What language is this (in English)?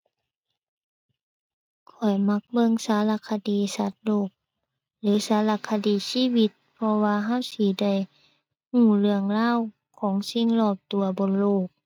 Thai